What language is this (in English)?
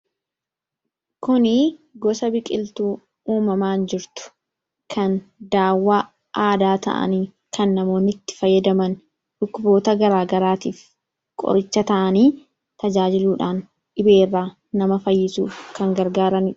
Oromo